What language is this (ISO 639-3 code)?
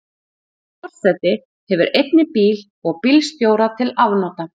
isl